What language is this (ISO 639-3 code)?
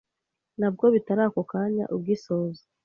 kin